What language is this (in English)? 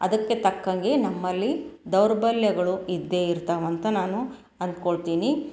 Kannada